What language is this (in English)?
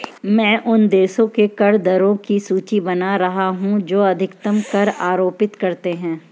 Hindi